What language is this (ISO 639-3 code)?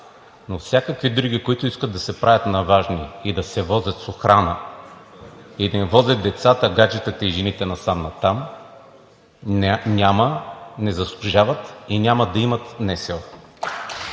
bul